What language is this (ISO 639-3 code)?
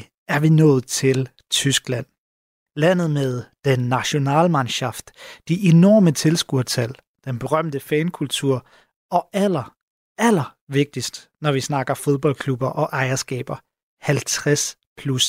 dan